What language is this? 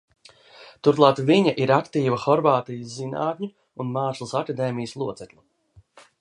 Latvian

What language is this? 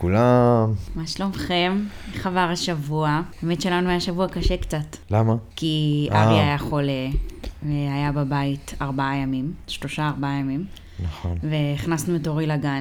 Hebrew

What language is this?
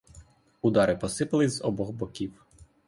Ukrainian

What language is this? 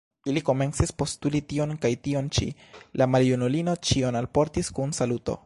Esperanto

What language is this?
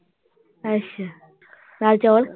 Punjabi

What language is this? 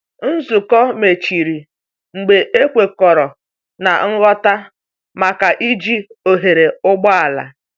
Igbo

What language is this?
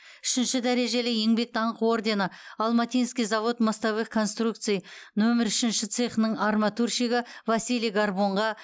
Kazakh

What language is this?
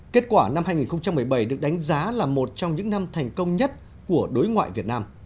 Vietnamese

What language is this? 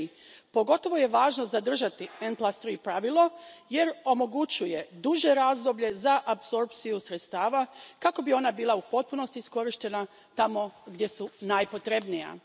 Croatian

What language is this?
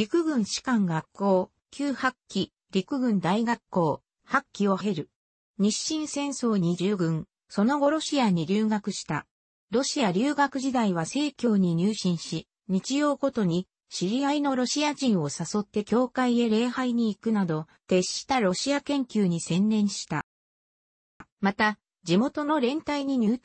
Japanese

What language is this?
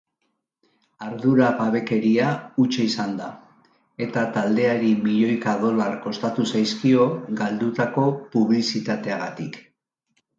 Basque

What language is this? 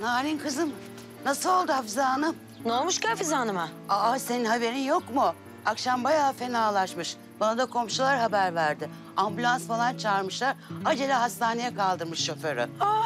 Turkish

